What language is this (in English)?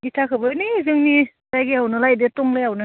Bodo